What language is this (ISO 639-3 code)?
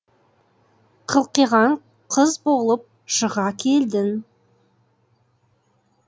kaz